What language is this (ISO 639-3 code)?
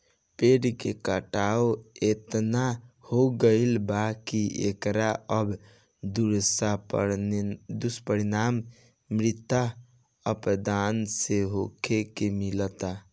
bho